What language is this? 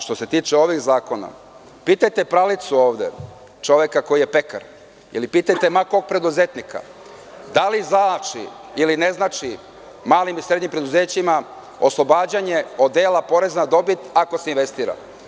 Serbian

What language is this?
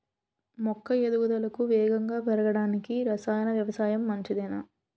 Telugu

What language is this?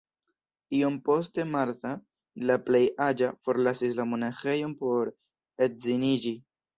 Esperanto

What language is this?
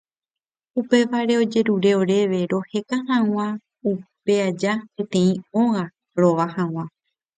Guarani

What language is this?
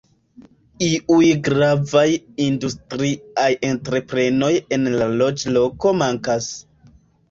Esperanto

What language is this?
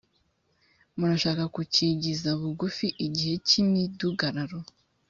Kinyarwanda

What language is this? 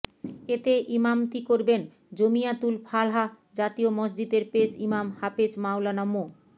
Bangla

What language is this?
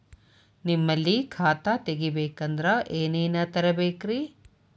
Kannada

